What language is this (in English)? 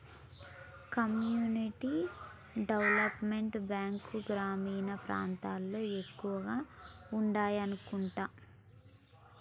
Telugu